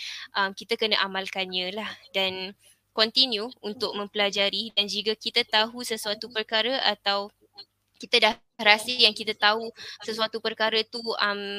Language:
Malay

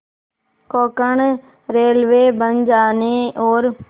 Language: Hindi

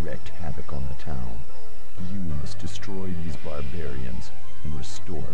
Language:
German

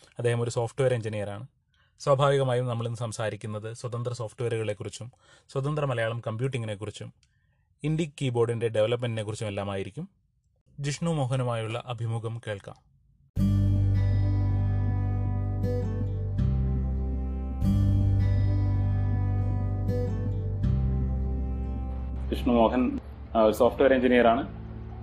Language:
Malayalam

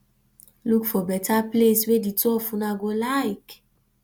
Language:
Nigerian Pidgin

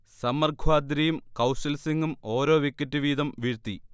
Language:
Malayalam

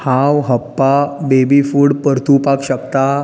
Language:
Konkani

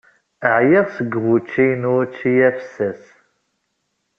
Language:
Kabyle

